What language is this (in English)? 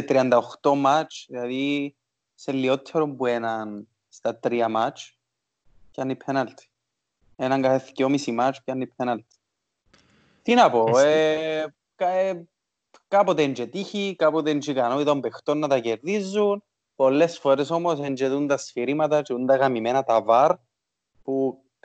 Greek